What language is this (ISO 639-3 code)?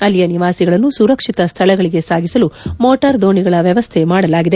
kan